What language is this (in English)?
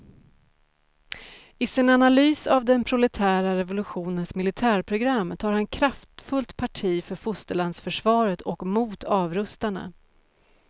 Swedish